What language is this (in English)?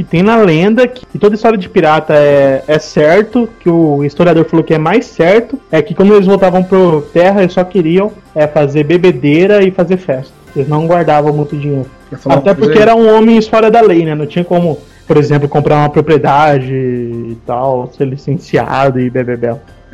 Portuguese